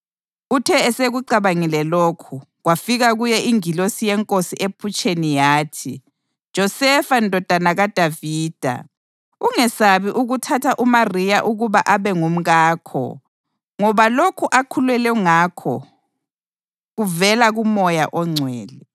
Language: North Ndebele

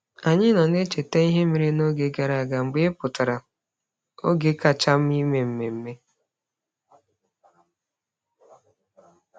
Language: Igbo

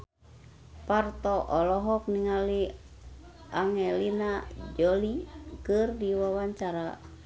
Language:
Sundanese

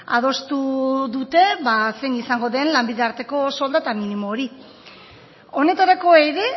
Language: Basque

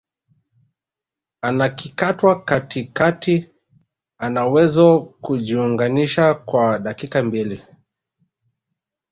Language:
Swahili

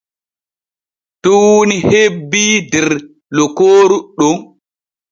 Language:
Borgu Fulfulde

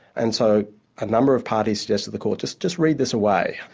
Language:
English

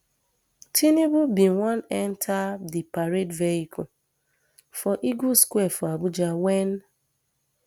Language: Nigerian Pidgin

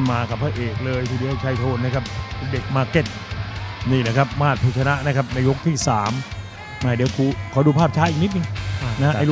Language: Thai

